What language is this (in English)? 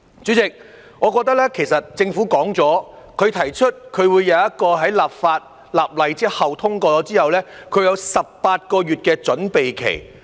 Cantonese